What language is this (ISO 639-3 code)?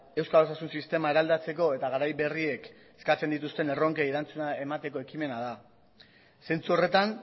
eus